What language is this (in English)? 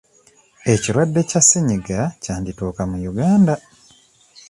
Ganda